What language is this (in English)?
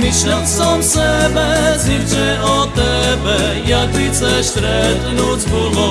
Slovak